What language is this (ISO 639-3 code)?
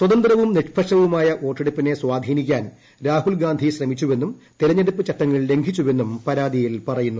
mal